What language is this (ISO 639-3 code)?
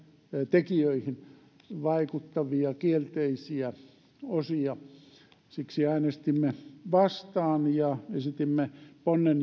fin